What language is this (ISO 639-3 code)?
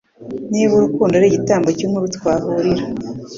kin